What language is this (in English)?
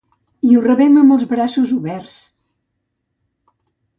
Catalan